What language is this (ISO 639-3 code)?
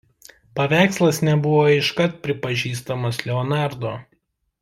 lit